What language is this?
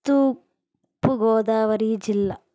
Telugu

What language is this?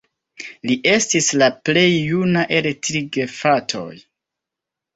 Esperanto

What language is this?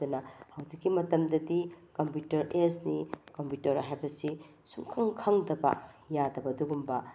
Manipuri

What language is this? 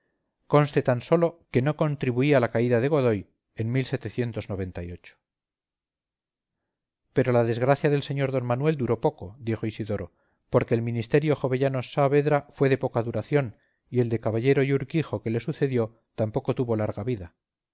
Spanish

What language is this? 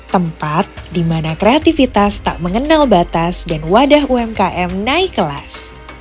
Indonesian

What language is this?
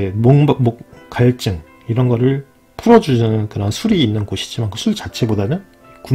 Korean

